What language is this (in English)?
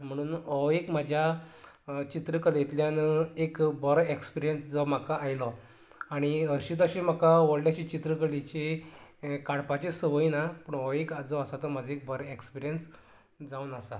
Konkani